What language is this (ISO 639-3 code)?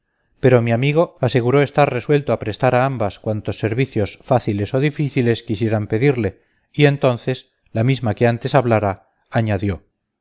spa